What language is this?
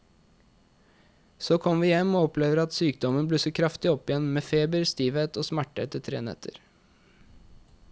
Norwegian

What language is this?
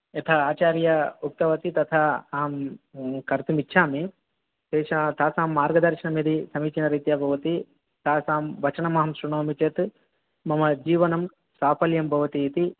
Sanskrit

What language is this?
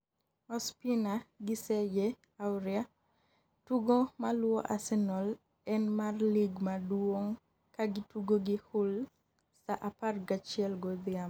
Luo (Kenya and Tanzania)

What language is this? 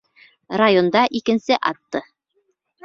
Bashkir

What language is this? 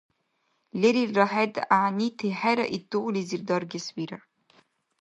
Dargwa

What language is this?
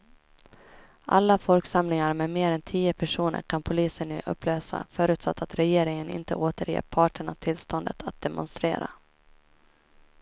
Swedish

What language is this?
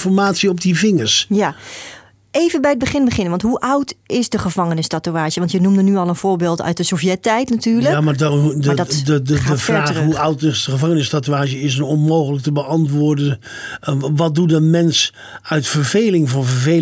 Dutch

